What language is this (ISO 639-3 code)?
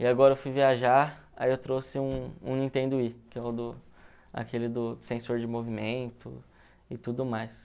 por